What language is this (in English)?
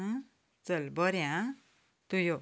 Konkani